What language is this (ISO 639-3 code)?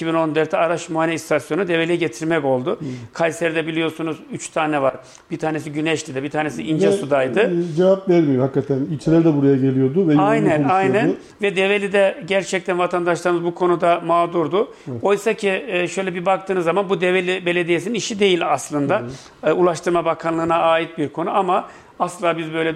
tur